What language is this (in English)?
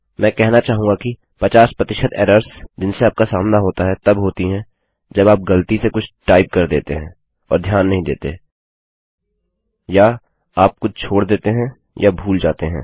Hindi